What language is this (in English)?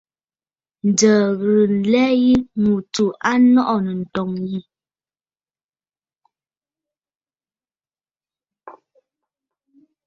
Bafut